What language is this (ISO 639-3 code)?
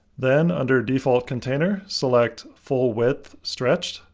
eng